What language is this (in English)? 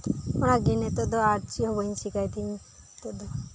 Santali